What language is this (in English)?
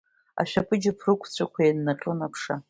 Abkhazian